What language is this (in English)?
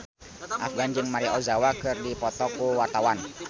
Sundanese